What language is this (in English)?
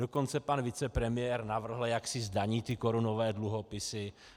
Czech